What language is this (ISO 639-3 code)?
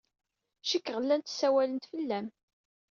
kab